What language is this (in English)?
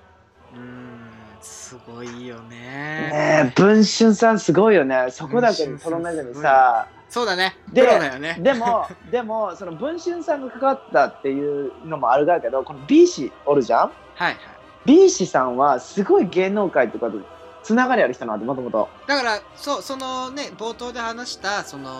Japanese